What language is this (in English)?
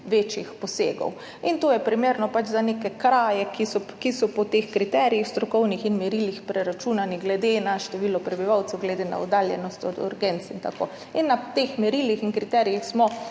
Slovenian